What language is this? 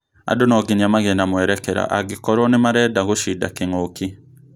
Kikuyu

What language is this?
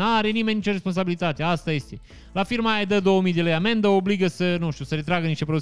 Romanian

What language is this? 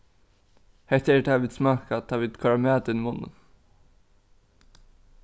Faroese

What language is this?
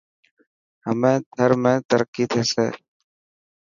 Dhatki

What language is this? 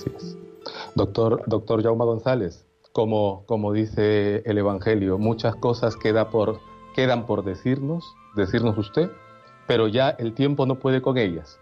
Spanish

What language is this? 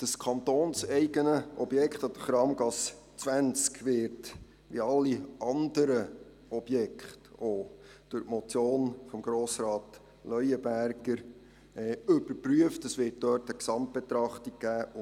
Swiss German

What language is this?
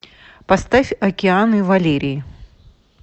Russian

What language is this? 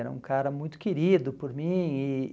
Portuguese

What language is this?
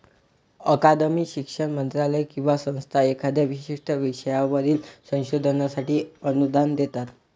Marathi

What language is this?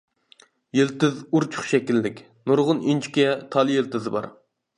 Uyghur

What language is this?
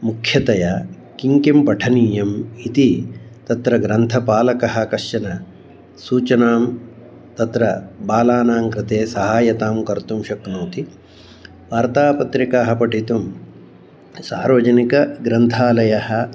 Sanskrit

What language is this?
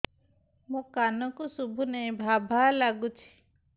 Odia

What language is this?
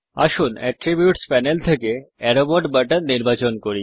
Bangla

